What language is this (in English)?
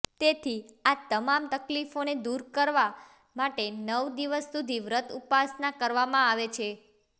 Gujarati